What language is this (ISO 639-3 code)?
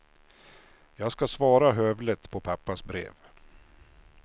swe